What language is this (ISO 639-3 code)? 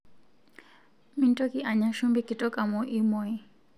mas